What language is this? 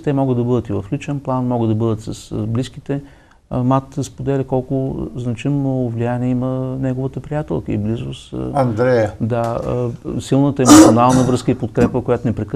Bulgarian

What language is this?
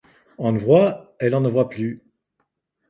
French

